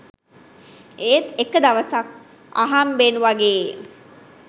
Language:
Sinhala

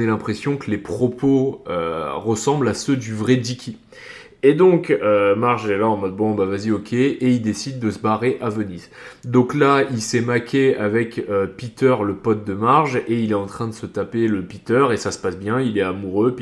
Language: French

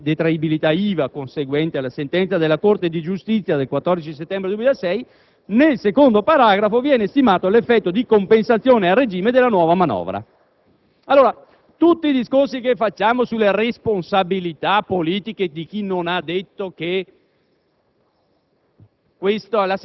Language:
Italian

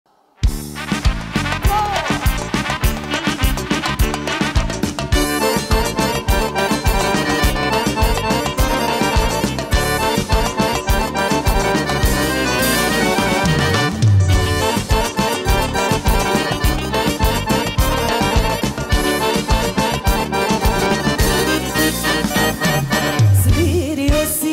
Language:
Arabic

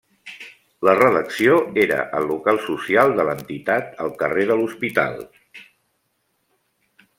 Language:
Catalan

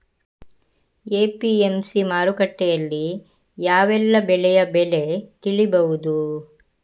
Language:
Kannada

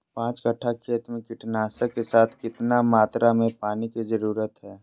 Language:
Magahi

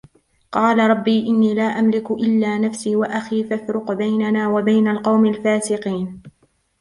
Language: Arabic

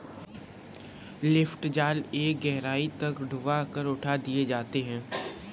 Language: Hindi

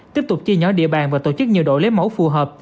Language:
Vietnamese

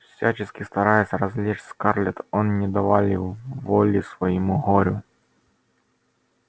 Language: Russian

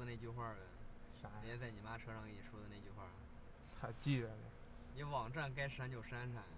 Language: Chinese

